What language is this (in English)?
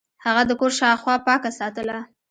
Pashto